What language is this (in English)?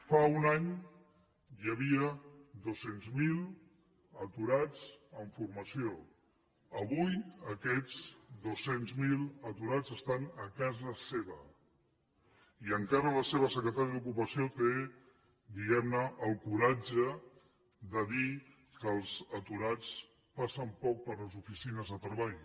Catalan